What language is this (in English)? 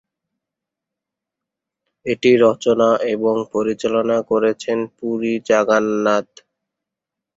Bangla